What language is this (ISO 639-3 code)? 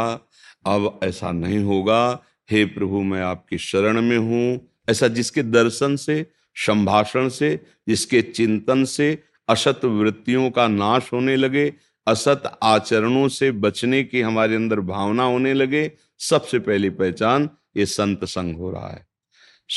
hin